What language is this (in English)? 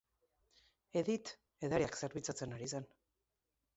Basque